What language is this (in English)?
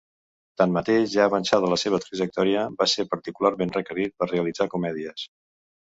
Catalan